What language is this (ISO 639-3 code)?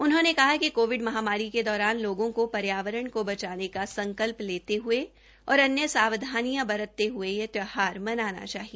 hin